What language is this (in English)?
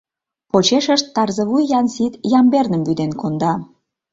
Mari